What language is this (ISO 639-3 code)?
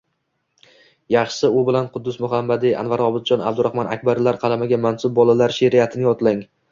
uzb